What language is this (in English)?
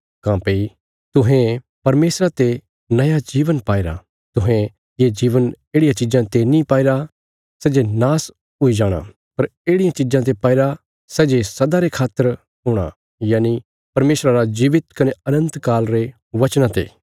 Bilaspuri